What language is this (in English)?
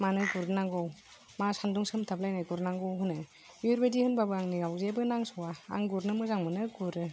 Bodo